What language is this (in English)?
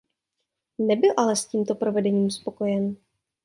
Czech